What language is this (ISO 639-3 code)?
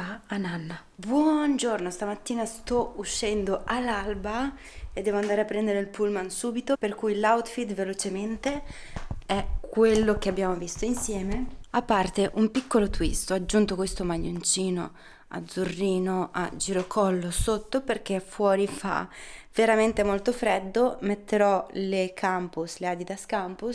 ita